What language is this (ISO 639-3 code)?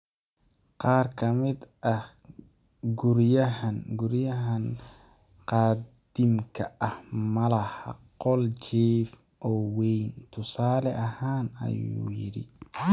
som